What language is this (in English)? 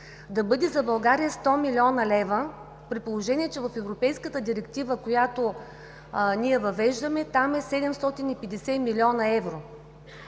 Bulgarian